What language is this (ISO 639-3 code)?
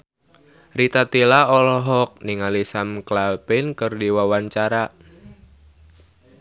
sun